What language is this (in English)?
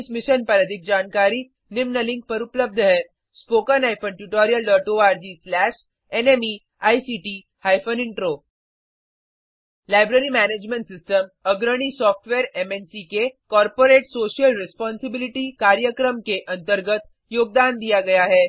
Hindi